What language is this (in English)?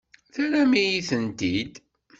Kabyle